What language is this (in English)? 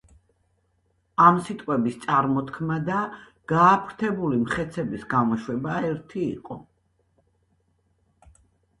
Georgian